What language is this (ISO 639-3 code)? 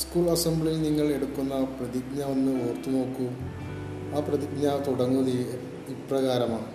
mal